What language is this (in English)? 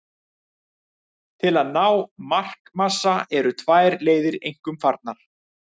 Icelandic